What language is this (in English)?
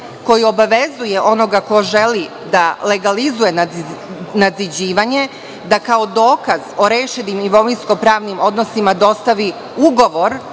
Serbian